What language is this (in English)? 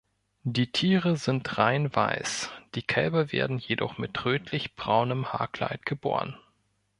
German